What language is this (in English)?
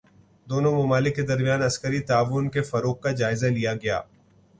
Urdu